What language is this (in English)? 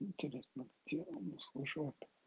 Russian